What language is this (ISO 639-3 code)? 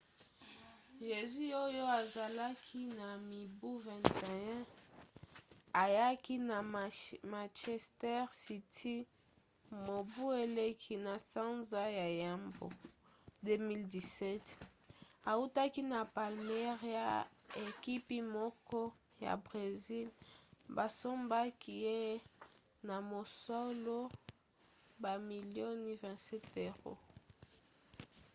lin